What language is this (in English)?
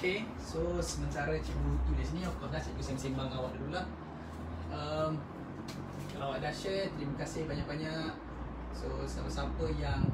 Malay